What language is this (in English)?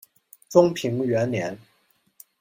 Chinese